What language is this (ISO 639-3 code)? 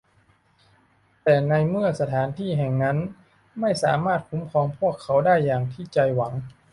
tha